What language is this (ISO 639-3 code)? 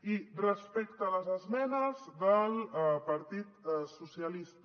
cat